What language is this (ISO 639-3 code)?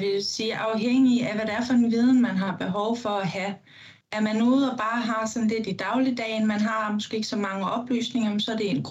dan